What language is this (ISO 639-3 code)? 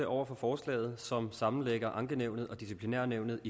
dan